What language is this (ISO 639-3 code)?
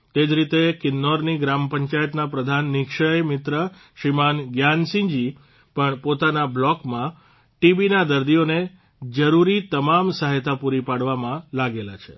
guj